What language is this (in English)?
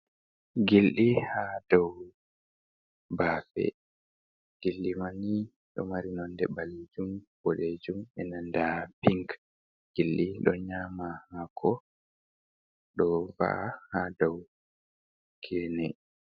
Fula